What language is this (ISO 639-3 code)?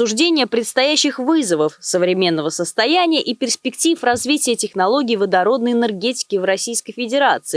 rus